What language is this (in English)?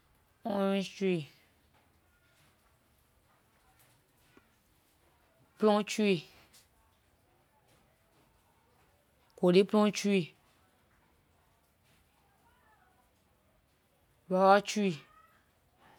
Liberian English